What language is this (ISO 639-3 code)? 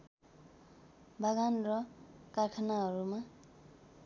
nep